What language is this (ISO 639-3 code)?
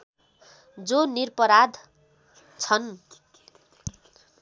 nep